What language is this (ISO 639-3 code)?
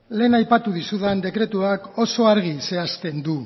eus